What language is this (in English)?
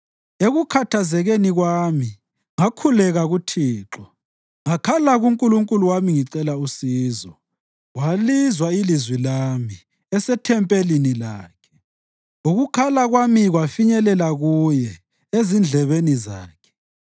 North Ndebele